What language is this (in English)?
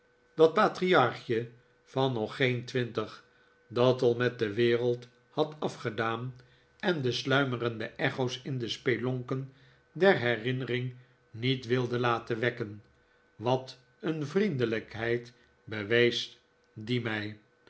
Dutch